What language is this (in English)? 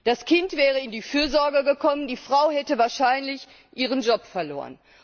German